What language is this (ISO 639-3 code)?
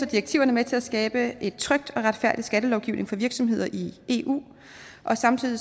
dan